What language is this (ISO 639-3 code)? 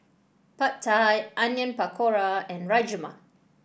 eng